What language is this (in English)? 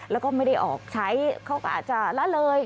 Thai